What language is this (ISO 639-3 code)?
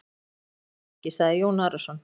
isl